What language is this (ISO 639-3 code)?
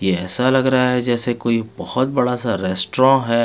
hin